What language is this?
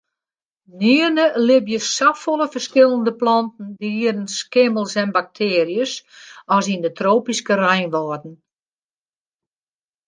Western Frisian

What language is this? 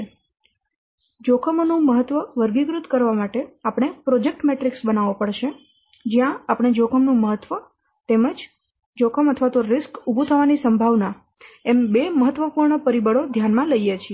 Gujarati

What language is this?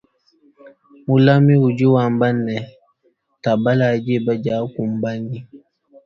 Luba-Lulua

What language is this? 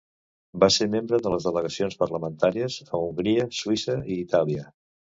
Catalan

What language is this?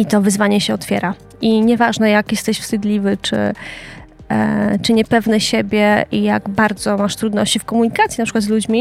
Polish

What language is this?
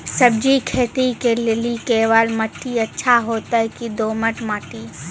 Maithili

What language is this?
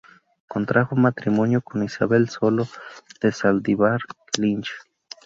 Spanish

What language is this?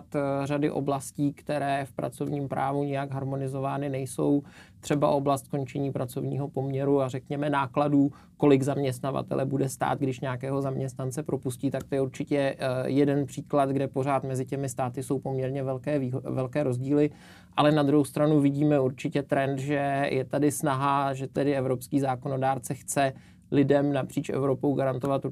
Czech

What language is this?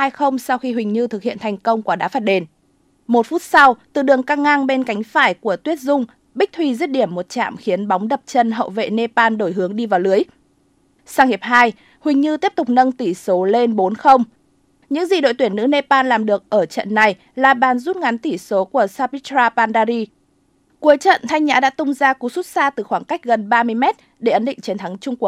Vietnamese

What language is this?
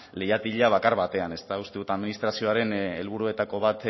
Basque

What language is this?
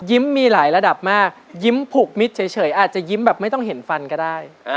Thai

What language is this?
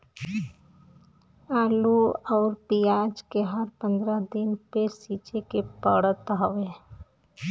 Bhojpuri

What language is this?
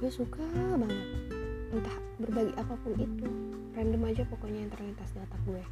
Indonesian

